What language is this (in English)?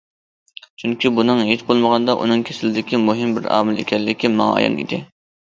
Uyghur